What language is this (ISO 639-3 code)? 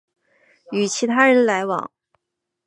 zho